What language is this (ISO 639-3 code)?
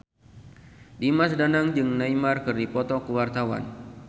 sun